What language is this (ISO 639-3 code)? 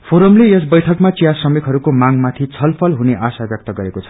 nep